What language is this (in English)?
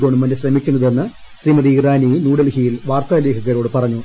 Malayalam